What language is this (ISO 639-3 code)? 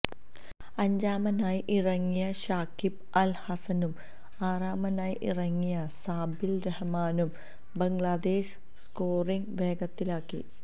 mal